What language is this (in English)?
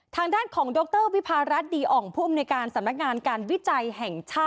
Thai